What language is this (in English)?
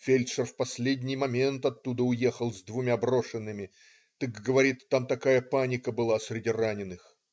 Russian